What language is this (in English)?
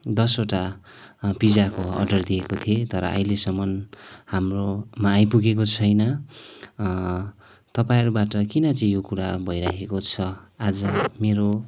Nepali